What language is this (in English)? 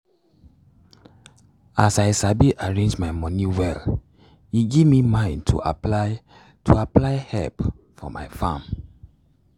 Nigerian Pidgin